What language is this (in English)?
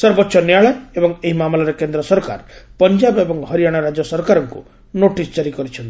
Odia